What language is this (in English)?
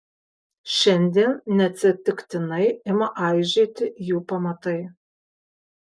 Lithuanian